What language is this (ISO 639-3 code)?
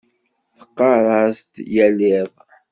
kab